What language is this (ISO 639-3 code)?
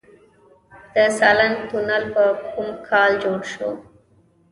pus